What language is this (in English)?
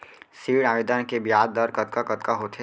Chhattisgarhi